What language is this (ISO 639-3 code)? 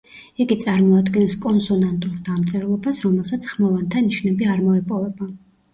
kat